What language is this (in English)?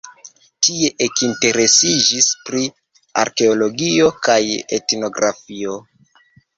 Esperanto